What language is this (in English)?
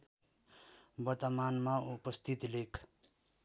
Nepali